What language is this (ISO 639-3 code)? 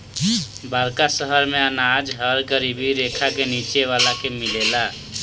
bho